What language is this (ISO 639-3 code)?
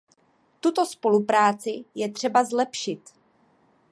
ces